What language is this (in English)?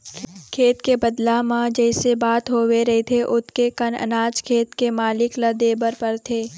Chhattisgarhi